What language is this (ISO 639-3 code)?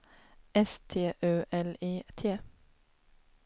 swe